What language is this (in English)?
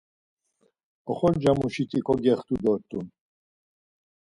Laz